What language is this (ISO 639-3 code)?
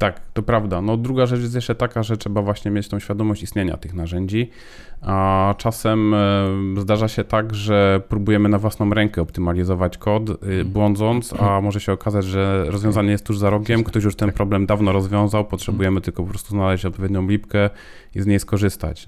pol